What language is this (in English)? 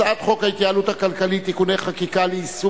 Hebrew